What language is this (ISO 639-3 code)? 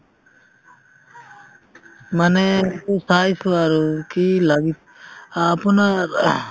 asm